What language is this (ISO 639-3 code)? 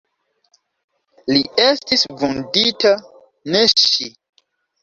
epo